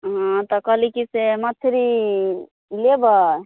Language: Maithili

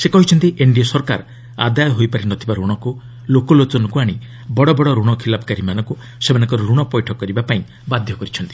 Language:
Odia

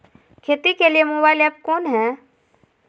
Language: Magahi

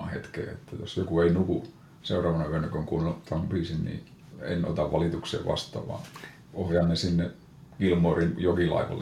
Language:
Finnish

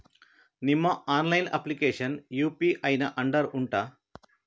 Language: Kannada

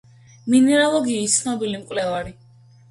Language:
Georgian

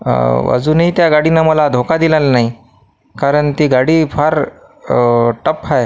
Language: Marathi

